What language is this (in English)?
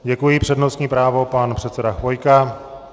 Czech